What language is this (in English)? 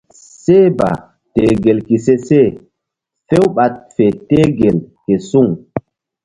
Mbum